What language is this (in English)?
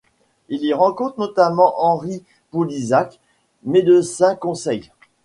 French